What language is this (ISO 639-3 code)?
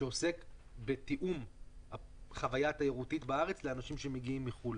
heb